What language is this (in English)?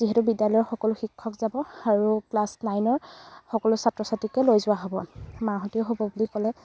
Assamese